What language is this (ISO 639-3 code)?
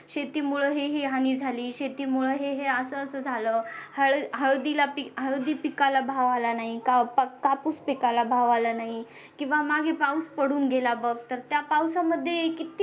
mar